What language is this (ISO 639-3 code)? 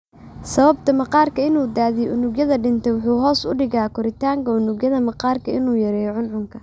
som